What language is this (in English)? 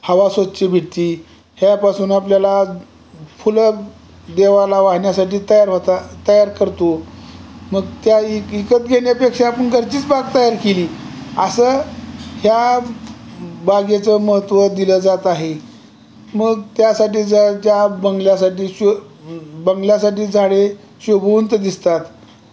Marathi